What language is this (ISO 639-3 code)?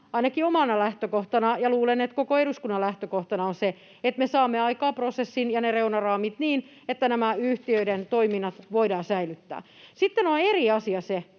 fin